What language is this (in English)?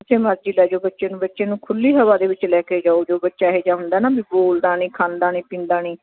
Punjabi